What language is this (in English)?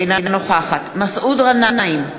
Hebrew